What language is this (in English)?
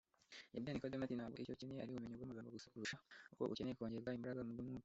Kinyarwanda